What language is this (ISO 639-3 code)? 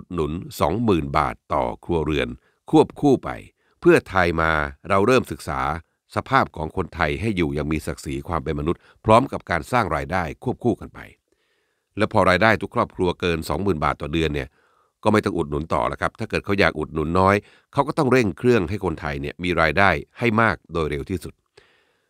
tha